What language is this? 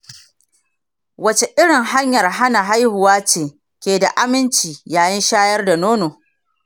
Hausa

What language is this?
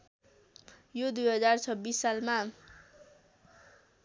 Nepali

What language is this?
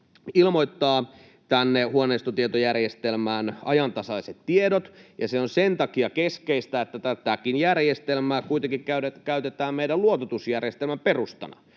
Finnish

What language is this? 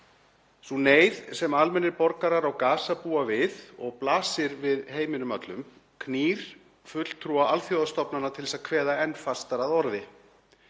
Icelandic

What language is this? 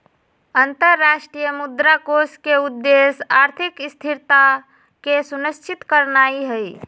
Magahi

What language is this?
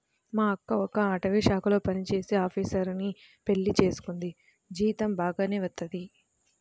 Telugu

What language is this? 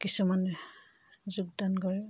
Assamese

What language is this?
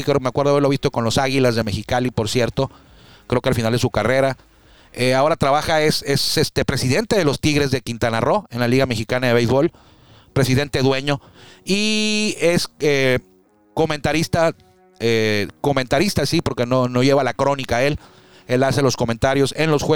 Spanish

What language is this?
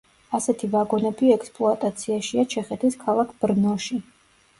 Georgian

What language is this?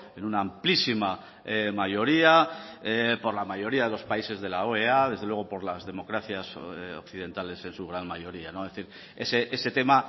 Spanish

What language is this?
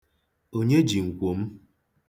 Igbo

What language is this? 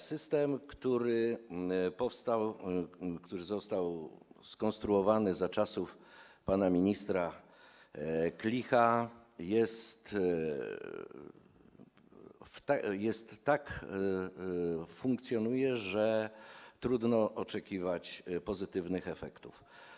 Polish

